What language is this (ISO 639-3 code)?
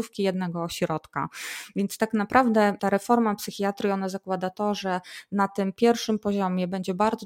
pol